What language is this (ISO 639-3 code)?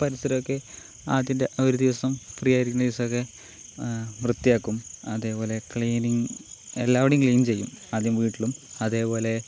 mal